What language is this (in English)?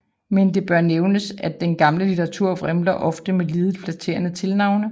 Danish